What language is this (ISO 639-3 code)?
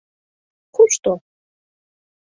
chm